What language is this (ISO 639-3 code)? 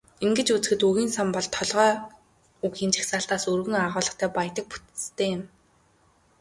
mon